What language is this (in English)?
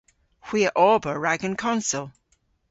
Cornish